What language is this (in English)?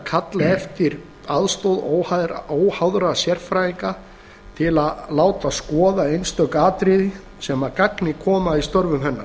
Icelandic